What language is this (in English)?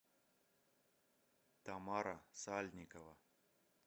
Russian